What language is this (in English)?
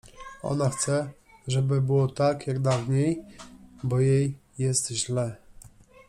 Polish